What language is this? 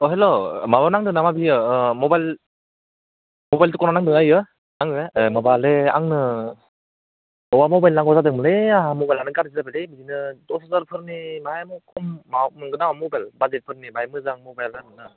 Bodo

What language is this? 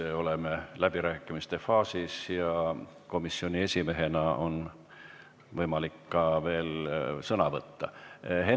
Estonian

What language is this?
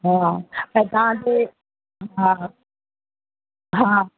Sindhi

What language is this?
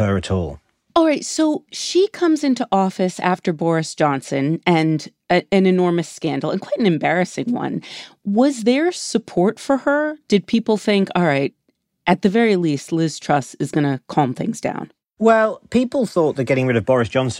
English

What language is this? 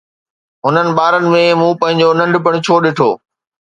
Sindhi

